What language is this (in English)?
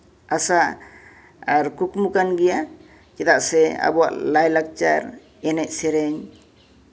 Santali